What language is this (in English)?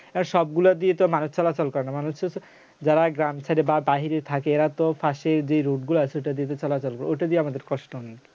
Bangla